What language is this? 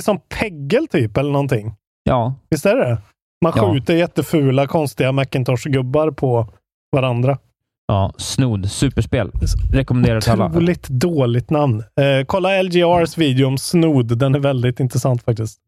Swedish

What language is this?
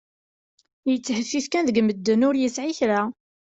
Kabyle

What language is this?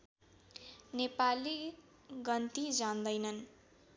Nepali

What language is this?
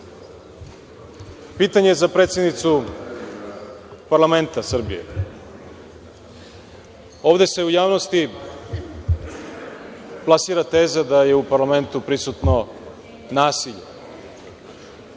Serbian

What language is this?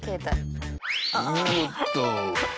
Japanese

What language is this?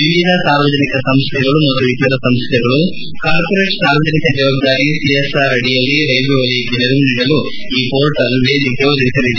Kannada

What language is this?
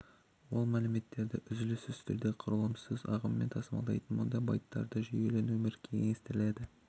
Kazakh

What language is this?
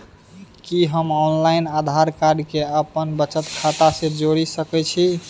Maithili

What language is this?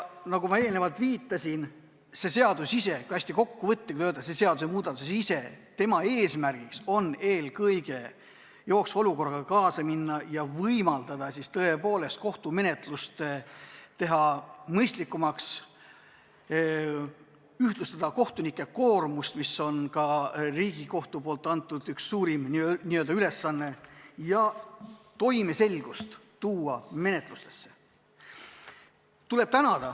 Estonian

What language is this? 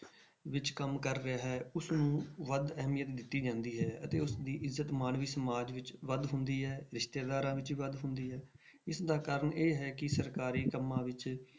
Punjabi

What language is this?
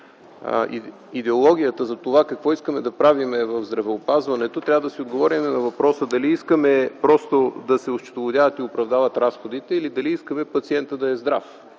Bulgarian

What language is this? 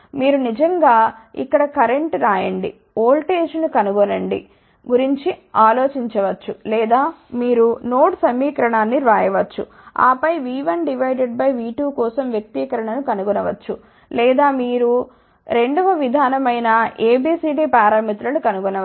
Telugu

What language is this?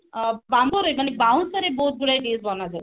Odia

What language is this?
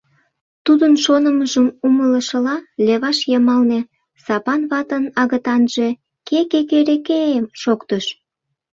Mari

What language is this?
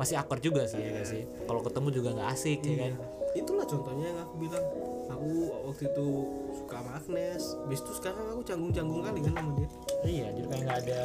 Indonesian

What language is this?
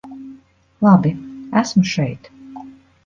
Latvian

